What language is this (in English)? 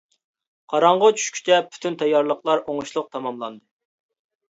Uyghur